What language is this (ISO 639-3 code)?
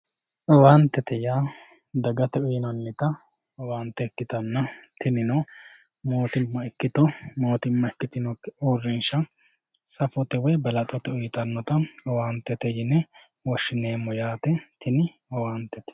sid